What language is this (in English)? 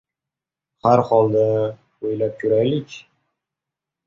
Uzbek